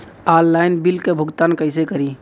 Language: Bhojpuri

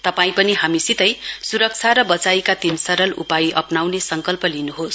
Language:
Nepali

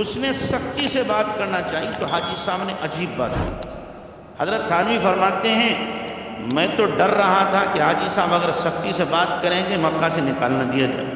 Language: Hindi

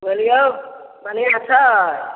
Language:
Maithili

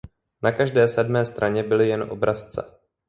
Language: Czech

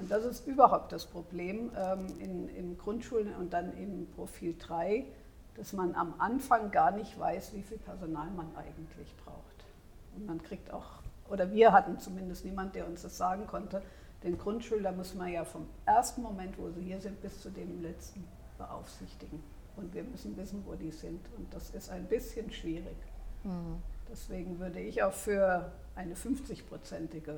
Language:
German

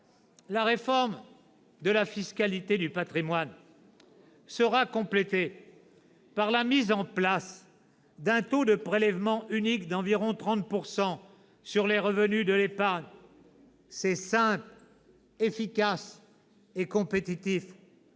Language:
French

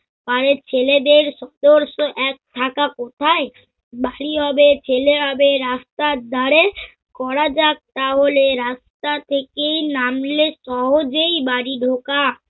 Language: Bangla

